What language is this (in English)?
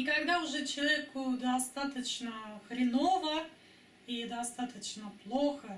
Russian